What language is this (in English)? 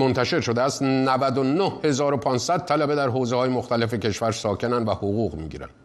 Persian